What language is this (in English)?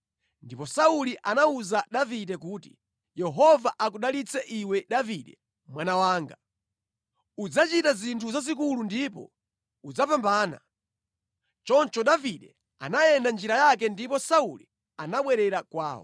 Nyanja